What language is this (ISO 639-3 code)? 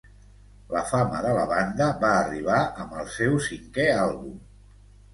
cat